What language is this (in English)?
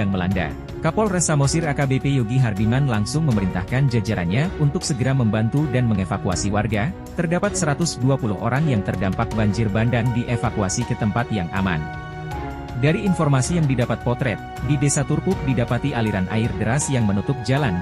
Indonesian